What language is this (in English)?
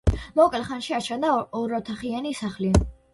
Georgian